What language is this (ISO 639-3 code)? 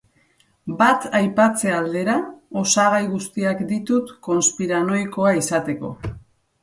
eus